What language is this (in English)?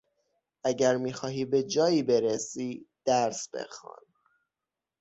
Persian